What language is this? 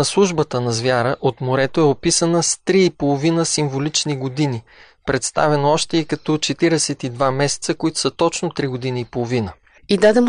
Bulgarian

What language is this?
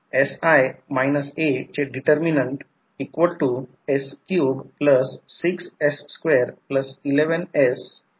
Marathi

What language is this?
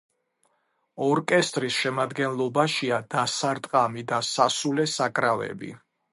Georgian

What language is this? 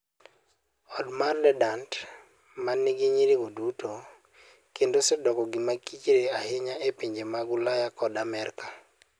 Luo (Kenya and Tanzania)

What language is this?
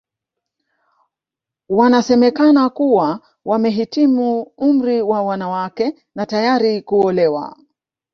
Swahili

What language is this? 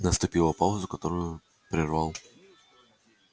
Russian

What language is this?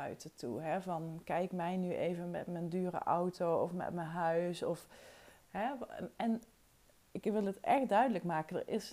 Dutch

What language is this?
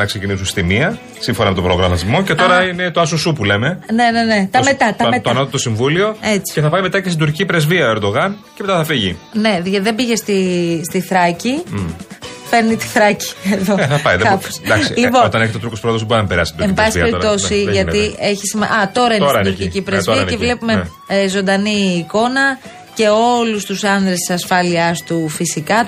Greek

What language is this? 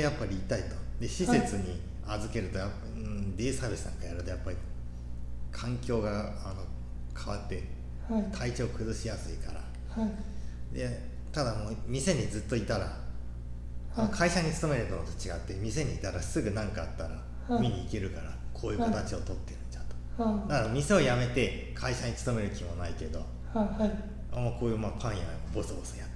Japanese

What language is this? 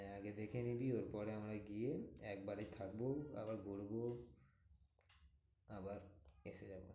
Bangla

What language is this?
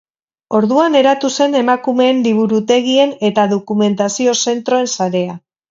Basque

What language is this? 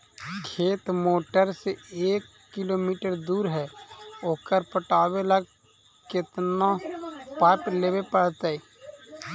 Magahi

